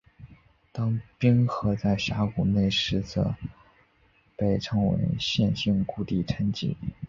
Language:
Chinese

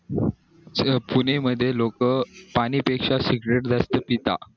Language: Marathi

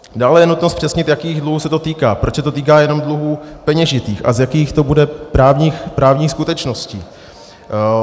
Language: Czech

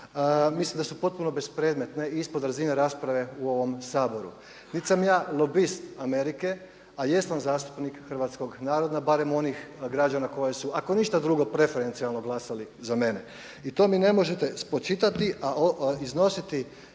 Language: Croatian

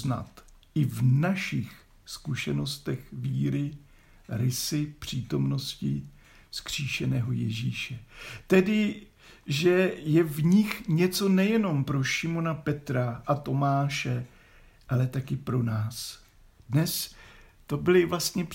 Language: Czech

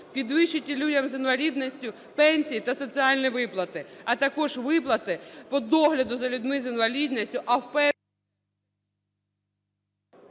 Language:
Ukrainian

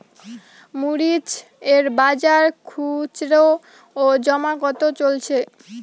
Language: Bangla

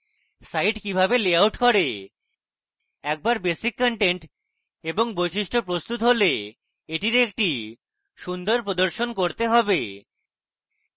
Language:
Bangla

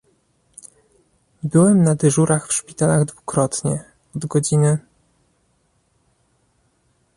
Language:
Polish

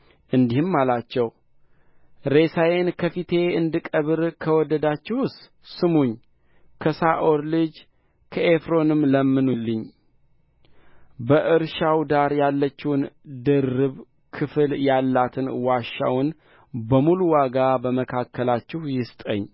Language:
Amharic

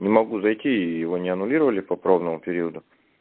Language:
Russian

